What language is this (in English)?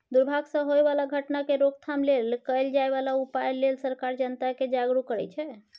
Maithili